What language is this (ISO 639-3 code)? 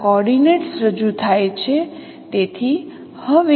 guj